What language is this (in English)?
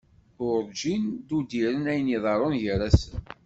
Kabyle